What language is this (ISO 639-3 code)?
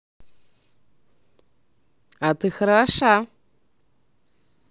rus